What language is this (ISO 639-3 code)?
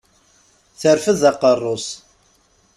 kab